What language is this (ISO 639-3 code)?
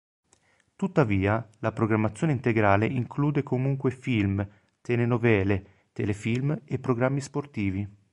ita